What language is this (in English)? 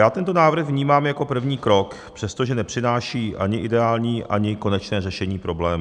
Czech